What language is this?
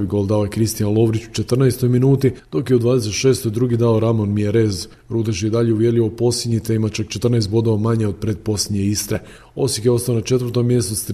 Croatian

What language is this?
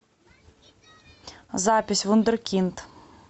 Russian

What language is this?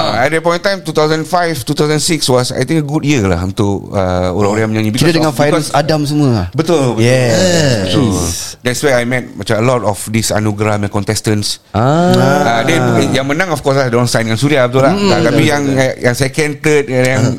Malay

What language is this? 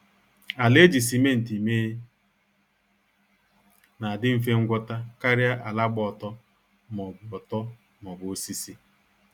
Igbo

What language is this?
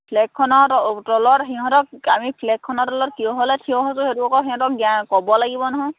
Assamese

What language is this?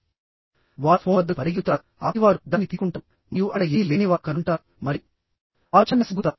Telugu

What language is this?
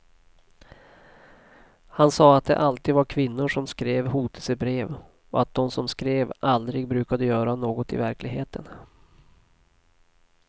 Swedish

